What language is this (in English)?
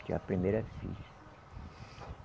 Portuguese